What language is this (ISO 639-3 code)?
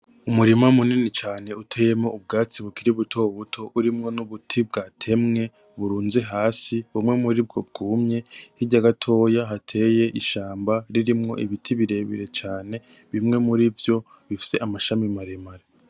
run